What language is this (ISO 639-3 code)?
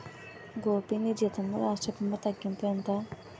tel